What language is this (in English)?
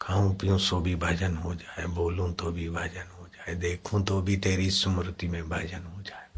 Hindi